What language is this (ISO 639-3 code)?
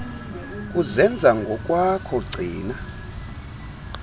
xho